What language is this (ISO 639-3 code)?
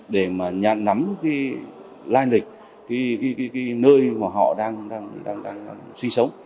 vie